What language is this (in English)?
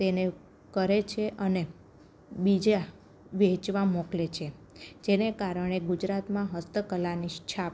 Gujarati